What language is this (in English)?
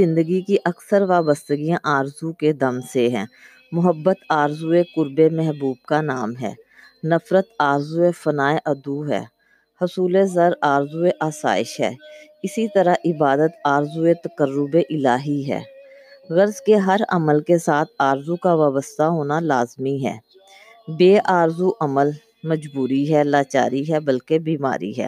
Urdu